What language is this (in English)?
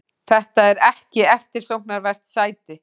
Icelandic